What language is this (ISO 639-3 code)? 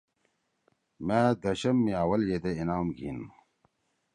trw